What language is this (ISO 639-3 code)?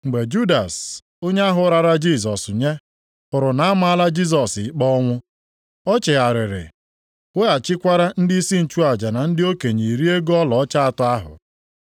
ibo